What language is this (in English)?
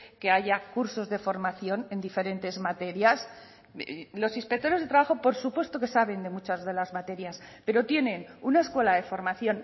Spanish